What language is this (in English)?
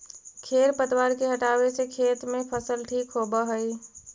Magahi